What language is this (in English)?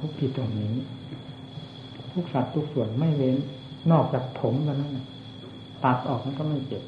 Thai